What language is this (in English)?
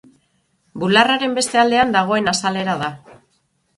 Basque